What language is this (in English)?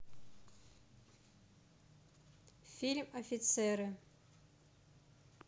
Russian